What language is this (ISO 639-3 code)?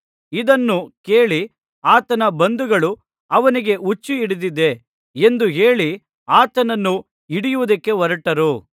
kan